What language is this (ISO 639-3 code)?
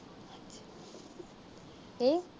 pan